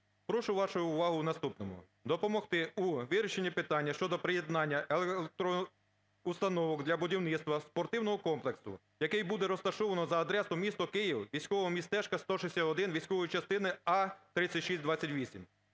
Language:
Ukrainian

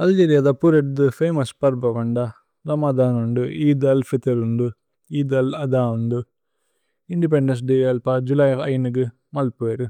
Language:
Tulu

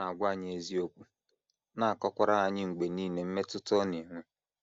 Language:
Igbo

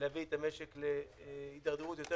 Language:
Hebrew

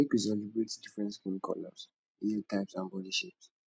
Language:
Nigerian Pidgin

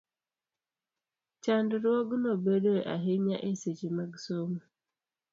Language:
Luo (Kenya and Tanzania)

